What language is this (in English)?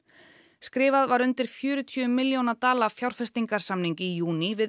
Icelandic